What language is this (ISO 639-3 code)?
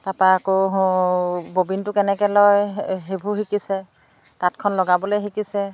asm